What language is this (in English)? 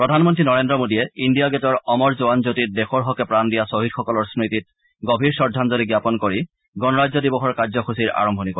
Assamese